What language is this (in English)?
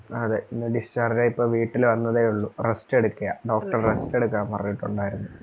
Malayalam